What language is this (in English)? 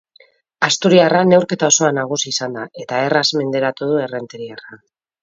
Basque